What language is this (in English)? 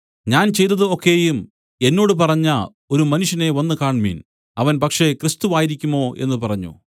Malayalam